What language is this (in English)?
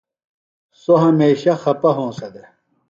Phalura